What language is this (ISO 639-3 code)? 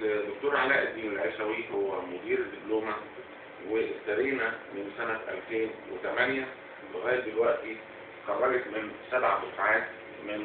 ara